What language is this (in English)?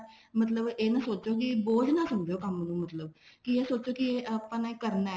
Punjabi